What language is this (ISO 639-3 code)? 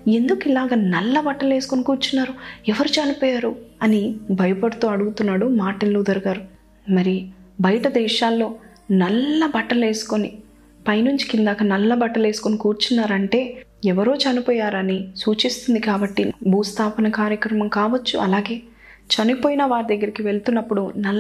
tel